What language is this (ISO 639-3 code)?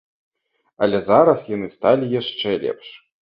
bel